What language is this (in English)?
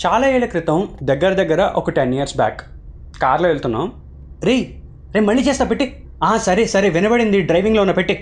Telugu